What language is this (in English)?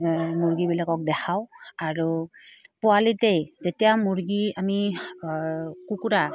Assamese